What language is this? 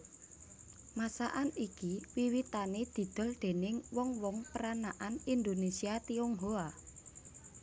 Javanese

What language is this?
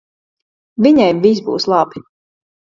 Latvian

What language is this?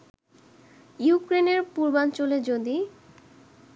Bangla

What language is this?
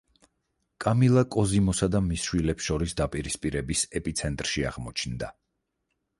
Georgian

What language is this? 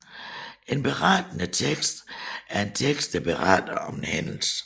Danish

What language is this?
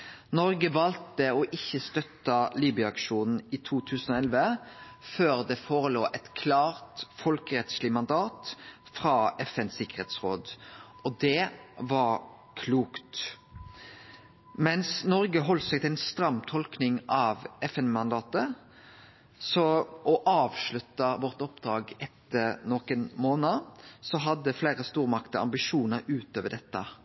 Norwegian Nynorsk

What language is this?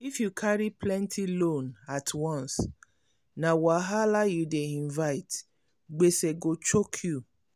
Nigerian Pidgin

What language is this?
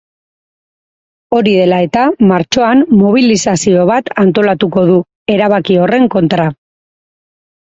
Basque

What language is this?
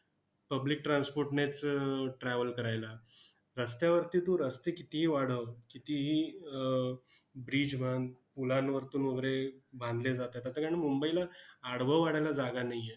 Marathi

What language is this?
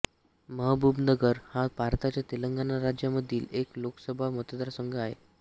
Marathi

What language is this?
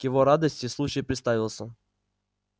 Russian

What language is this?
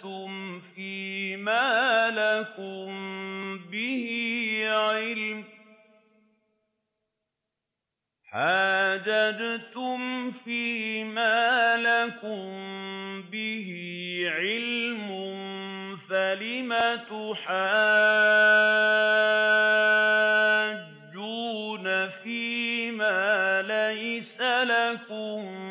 Arabic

